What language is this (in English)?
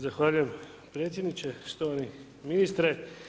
Croatian